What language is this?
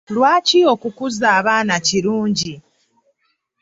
Ganda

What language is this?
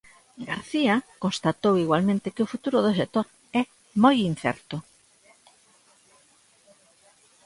Galician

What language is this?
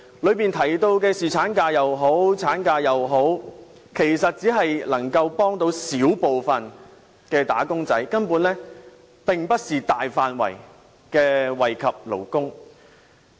Cantonese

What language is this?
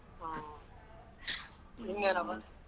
Kannada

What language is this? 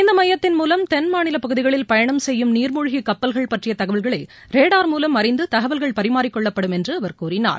Tamil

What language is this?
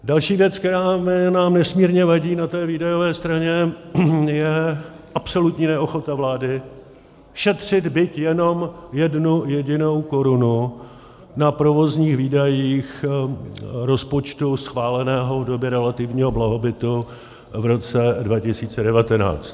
Czech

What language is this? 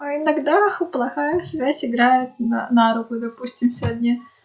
Russian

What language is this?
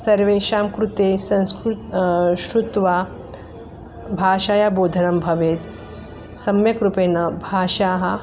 Sanskrit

